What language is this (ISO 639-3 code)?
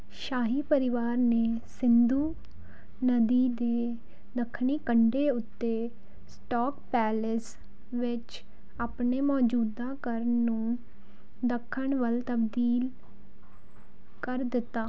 pan